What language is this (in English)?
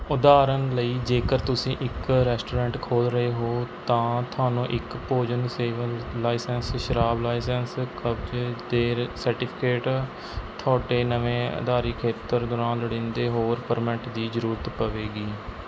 Punjabi